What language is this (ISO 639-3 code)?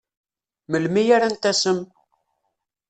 kab